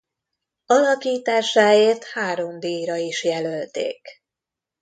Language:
Hungarian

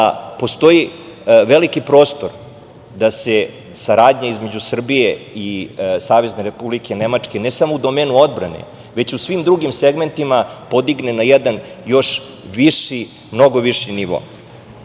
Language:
Serbian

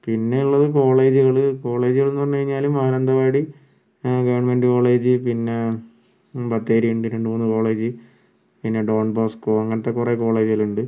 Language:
Malayalam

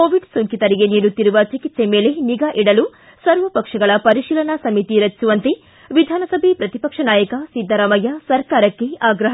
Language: Kannada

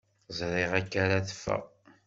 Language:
Kabyle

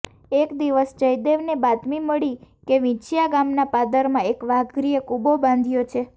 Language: Gujarati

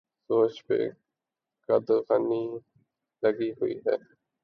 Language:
Urdu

